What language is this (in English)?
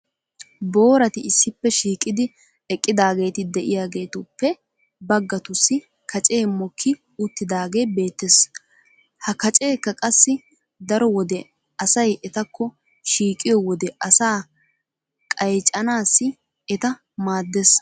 Wolaytta